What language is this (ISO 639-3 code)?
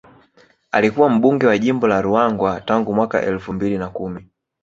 swa